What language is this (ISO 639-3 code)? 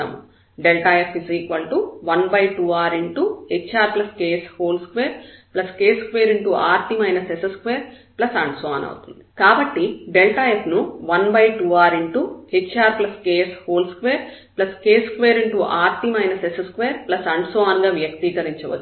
tel